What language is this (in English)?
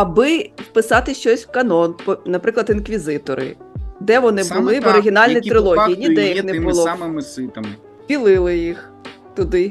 Ukrainian